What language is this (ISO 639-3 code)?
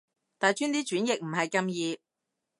yue